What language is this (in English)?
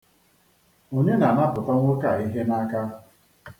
Igbo